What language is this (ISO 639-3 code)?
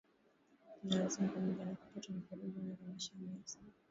swa